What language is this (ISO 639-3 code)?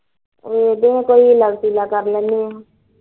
pan